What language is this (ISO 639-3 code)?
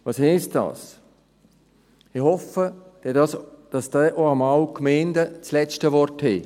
gsw